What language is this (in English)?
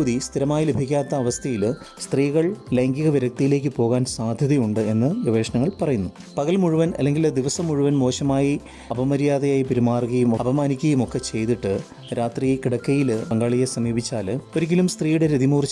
Malayalam